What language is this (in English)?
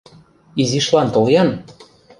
Mari